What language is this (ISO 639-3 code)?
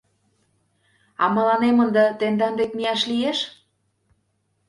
chm